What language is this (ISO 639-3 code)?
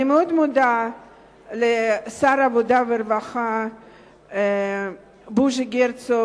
heb